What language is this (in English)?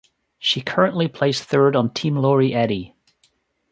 English